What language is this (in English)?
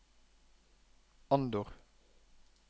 Norwegian